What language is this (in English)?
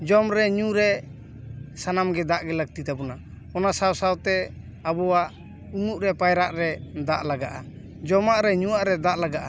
Santali